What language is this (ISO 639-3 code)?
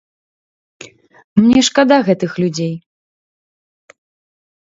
bel